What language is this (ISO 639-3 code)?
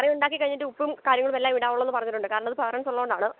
mal